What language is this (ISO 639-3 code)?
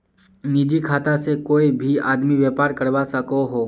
mag